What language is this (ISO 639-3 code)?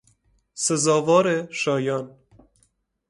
fas